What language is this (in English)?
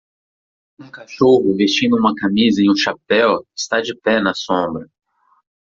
Portuguese